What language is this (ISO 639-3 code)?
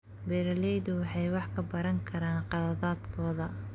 som